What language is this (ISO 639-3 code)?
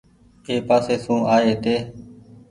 gig